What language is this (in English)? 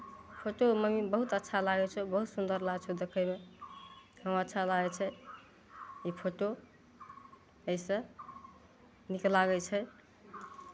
Maithili